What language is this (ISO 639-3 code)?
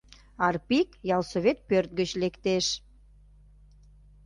chm